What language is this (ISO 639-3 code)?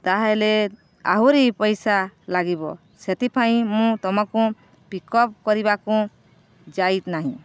ori